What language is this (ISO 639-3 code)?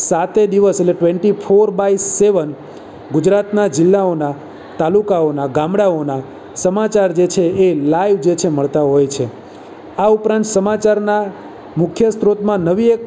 guj